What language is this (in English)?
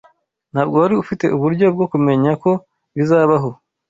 Kinyarwanda